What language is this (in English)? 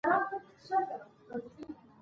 Pashto